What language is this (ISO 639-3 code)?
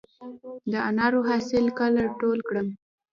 pus